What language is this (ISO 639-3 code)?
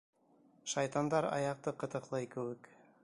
bak